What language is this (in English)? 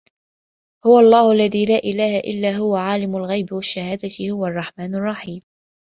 Arabic